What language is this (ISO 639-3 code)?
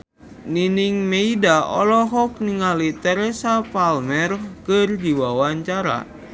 sun